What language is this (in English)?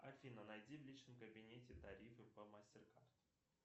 Russian